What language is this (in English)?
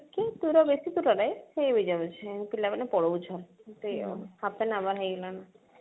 Odia